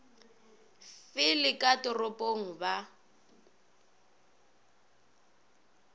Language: Northern Sotho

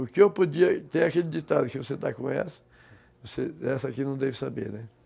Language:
Portuguese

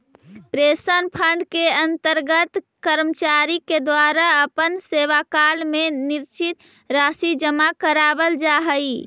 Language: Magahi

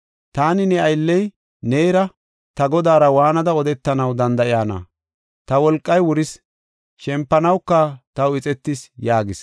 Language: Gofa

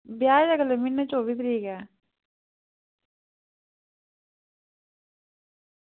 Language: Dogri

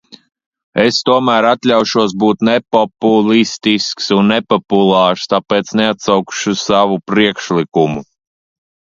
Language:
Latvian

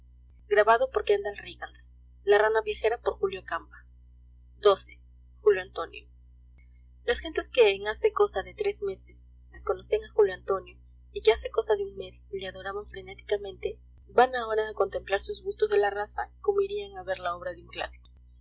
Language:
Spanish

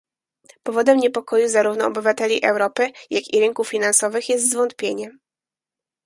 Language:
Polish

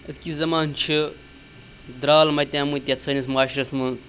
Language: Kashmiri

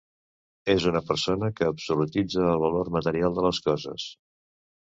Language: Catalan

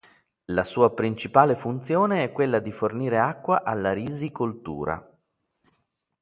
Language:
Italian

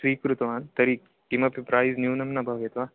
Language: Sanskrit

